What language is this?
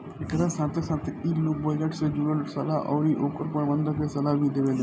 Bhojpuri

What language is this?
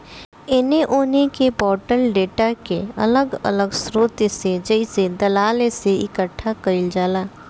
Bhojpuri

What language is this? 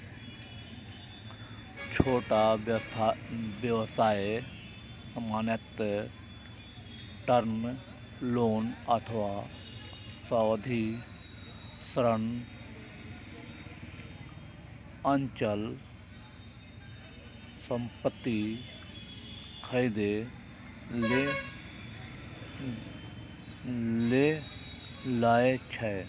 Maithili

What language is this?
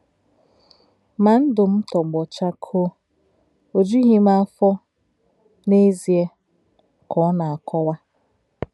Igbo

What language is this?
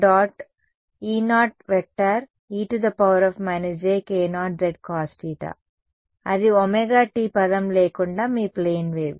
Telugu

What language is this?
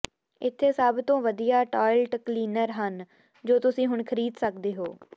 Punjabi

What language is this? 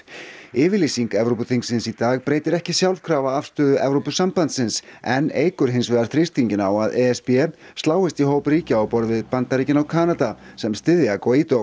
Icelandic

